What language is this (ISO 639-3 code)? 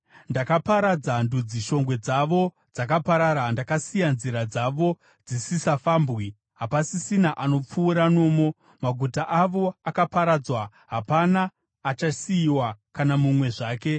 sna